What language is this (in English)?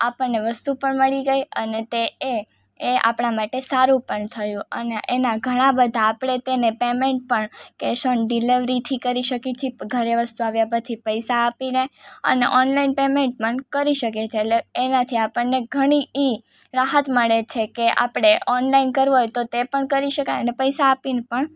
Gujarati